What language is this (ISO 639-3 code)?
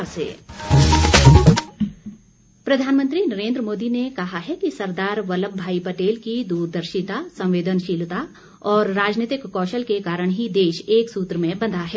hin